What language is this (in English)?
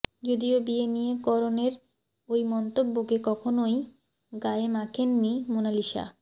Bangla